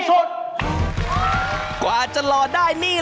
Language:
Thai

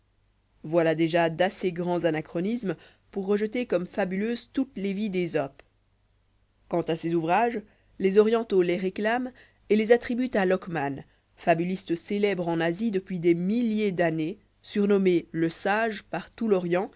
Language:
French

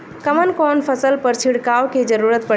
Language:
Bhojpuri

